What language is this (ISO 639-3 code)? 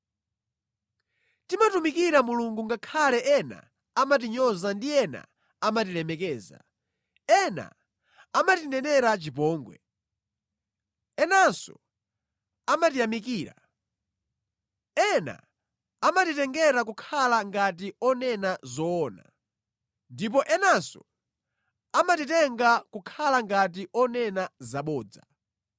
nya